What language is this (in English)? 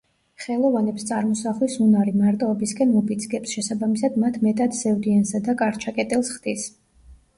Georgian